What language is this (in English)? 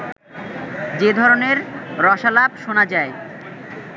Bangla